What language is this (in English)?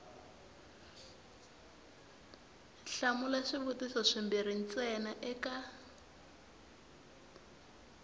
Tsonga